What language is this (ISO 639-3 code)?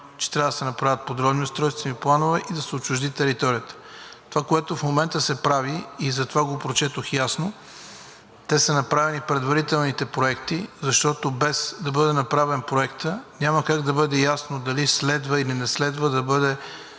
bul